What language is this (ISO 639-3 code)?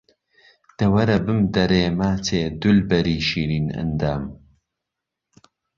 ckb